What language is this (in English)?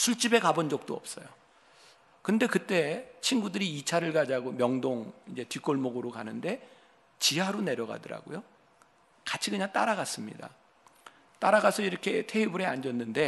Korean